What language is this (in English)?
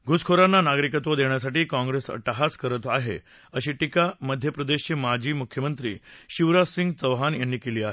Marathi